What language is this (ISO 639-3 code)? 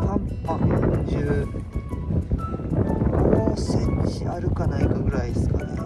jpn